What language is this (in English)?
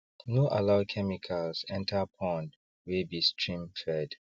Nigerian Pidgin